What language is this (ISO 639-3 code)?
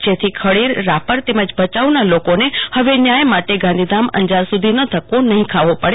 guj